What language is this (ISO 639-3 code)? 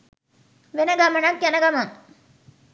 sin